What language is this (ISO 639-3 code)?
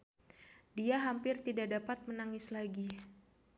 sun